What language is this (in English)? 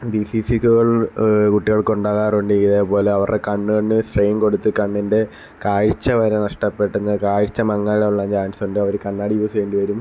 Malayalam